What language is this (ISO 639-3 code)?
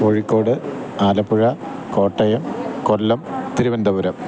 mal